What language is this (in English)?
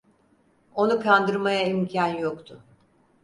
Turkish